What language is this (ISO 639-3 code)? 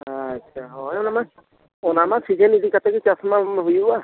sat